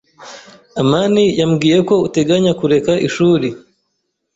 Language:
Kinyarwanda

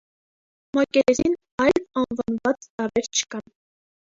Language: Armenian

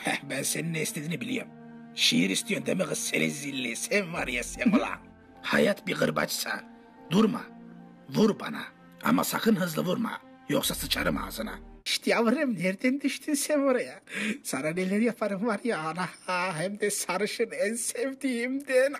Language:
Turkish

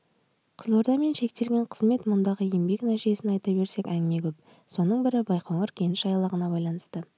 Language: Kazakh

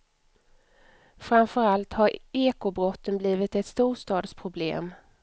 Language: Swedish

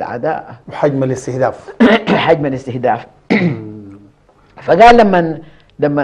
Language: Arabic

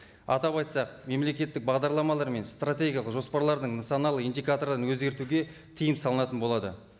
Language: Kazakh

